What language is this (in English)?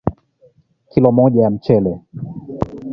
Swahili